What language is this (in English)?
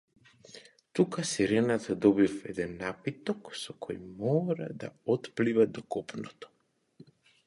Macedonian